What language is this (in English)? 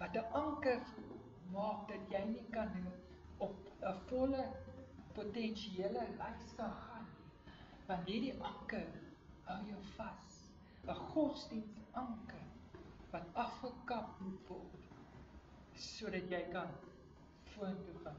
Portuguese